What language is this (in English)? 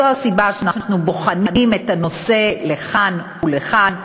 Hebrew